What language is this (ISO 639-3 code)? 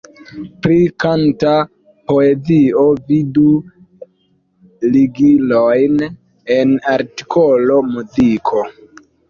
epo